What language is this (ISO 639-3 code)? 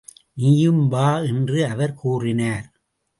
tam